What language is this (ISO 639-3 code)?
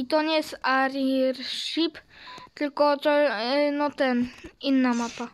pol